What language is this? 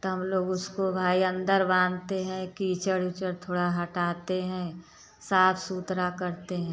Hindi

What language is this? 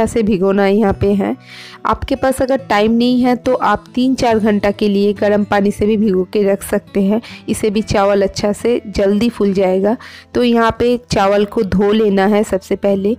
Hindi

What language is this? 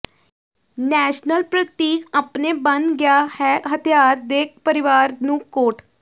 Punjabi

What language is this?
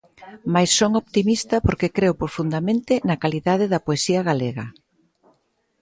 Galician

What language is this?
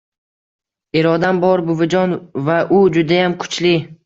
Uzbek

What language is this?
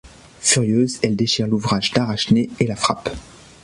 French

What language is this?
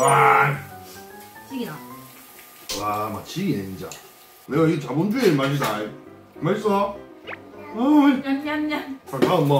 Korean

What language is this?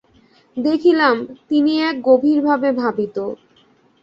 Bangla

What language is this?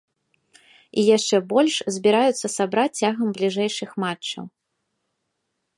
Belarusian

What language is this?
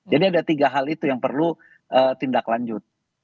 Indonesian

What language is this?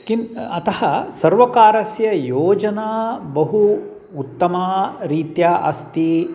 Sanskrit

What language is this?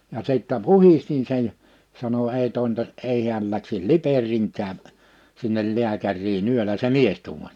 Finnish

